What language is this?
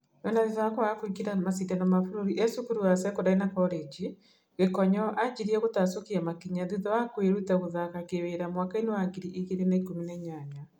Kikuyu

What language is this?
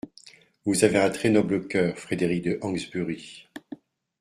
French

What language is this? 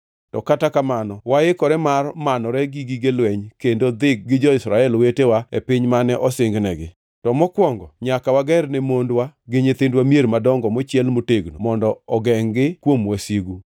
Luo (Kenya and Tanzania)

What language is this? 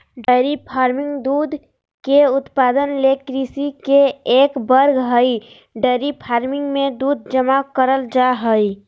Magahi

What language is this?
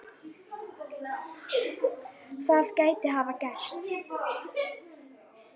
Icelandic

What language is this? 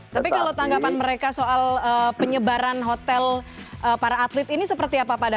Indonesian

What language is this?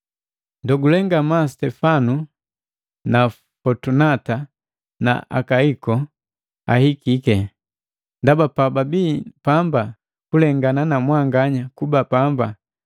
Matengo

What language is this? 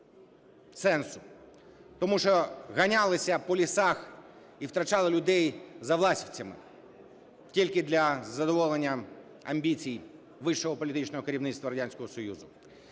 Ukrainian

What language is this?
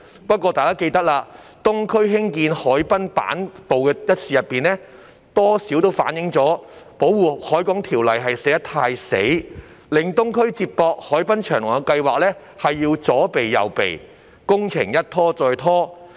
Cantonese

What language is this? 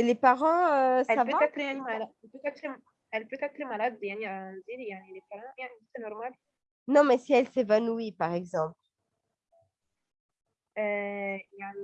French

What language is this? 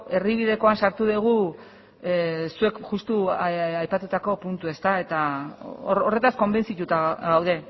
Basque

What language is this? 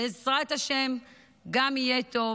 Hebrew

